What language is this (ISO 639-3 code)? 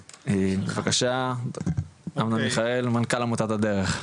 heb